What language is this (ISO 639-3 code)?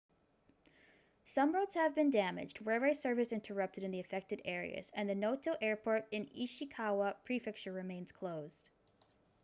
eng